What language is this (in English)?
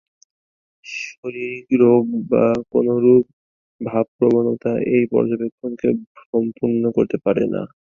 Bangla